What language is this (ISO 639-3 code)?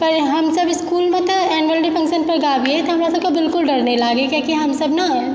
mai